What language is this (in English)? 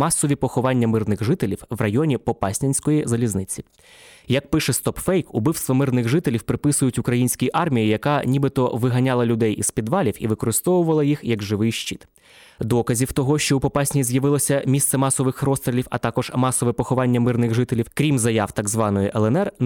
Ukrainian